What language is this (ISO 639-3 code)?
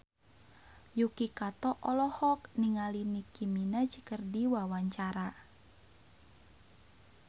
sun